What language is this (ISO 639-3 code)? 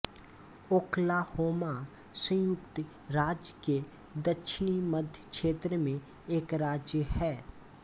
hin